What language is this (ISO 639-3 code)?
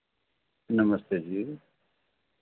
doi